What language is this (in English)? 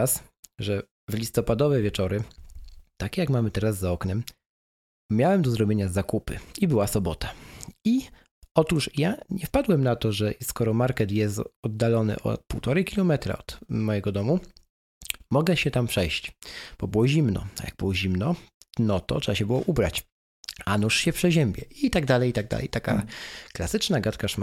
Polish